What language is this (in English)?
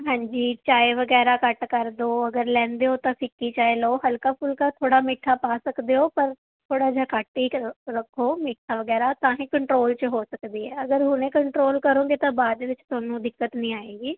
Punjabi